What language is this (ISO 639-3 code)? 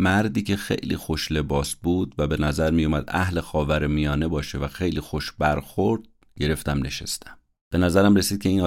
fas